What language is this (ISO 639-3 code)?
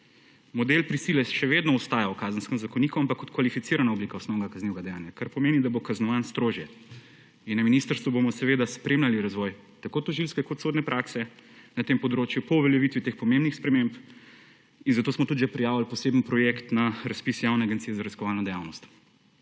slv